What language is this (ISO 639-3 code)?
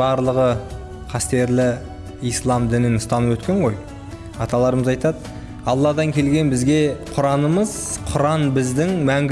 tur